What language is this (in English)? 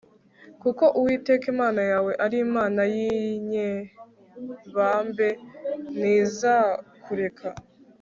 Kinyarwanda